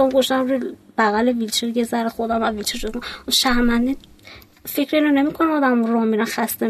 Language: Persian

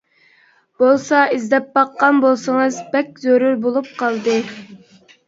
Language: Uyghur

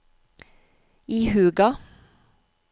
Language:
Norwegian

